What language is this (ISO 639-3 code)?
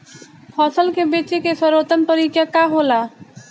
bho